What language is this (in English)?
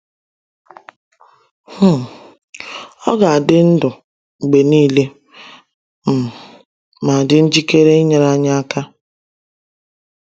Igbo